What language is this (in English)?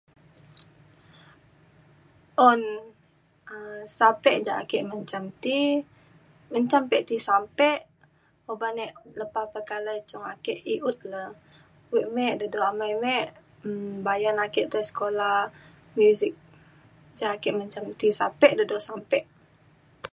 Mainstream Kenyah